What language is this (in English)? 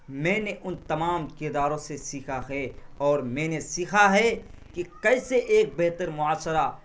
Urdu